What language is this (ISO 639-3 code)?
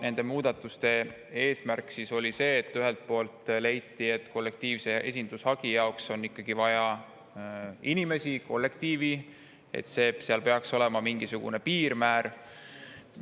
est